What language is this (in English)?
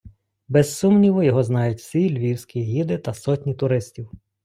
Ukrainian